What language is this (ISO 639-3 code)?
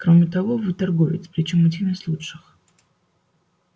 rus